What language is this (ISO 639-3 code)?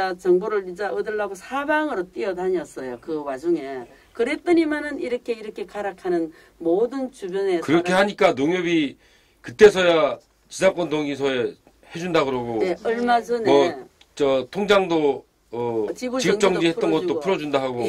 kor